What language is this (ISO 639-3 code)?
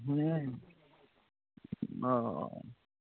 mai